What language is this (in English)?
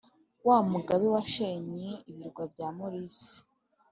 Kinyarwanda